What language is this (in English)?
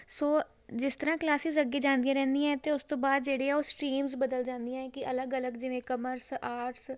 Punjabi